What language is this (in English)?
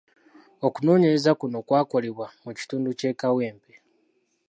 Ganda